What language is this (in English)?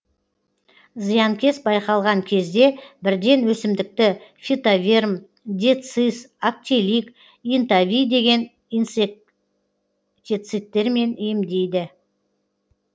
Kazakh